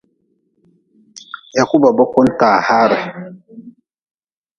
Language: Nawdm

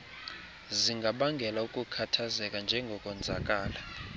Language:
Xhosa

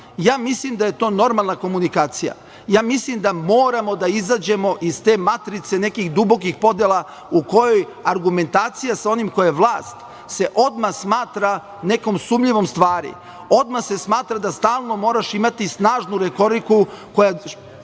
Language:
Serbian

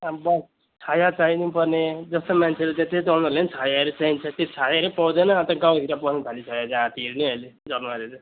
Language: Nepali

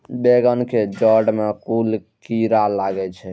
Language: Maithili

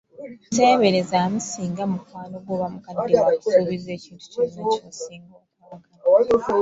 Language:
Ganda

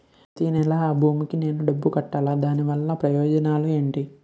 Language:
Telugu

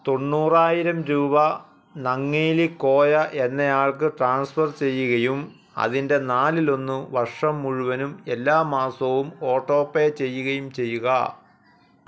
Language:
Malayalam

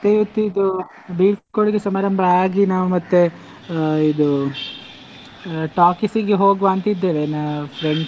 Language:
Kannada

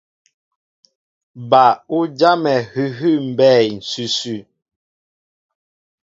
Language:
Mbo (Cameroon)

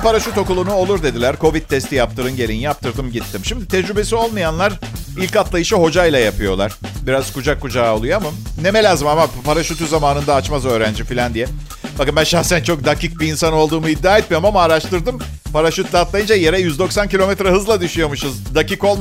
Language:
Turkish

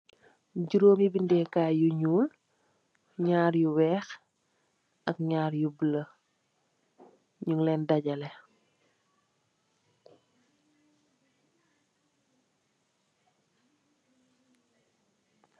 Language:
Wolof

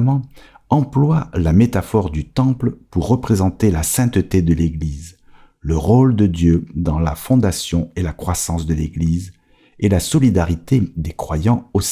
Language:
French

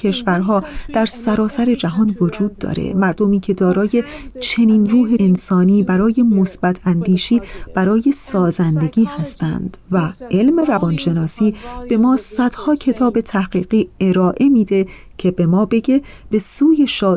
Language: Persian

